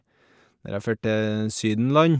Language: Norwegian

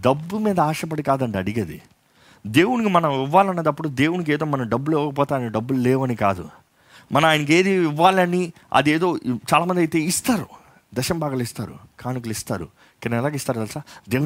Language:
Telugu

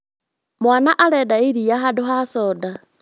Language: Kikuyu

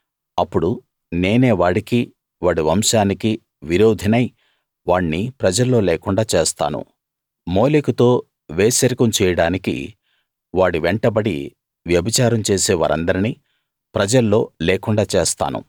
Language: Telugu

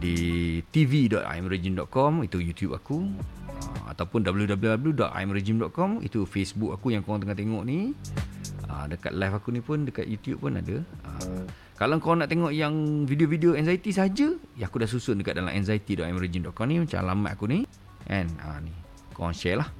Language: Malay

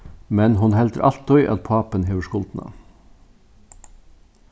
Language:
Faroese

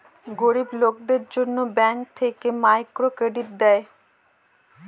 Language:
Bangla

